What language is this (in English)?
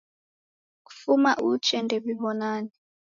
Taita